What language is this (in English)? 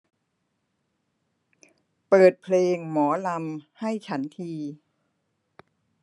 Thai